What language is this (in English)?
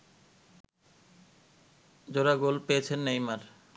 Bangla